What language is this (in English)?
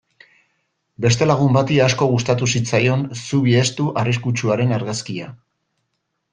Basque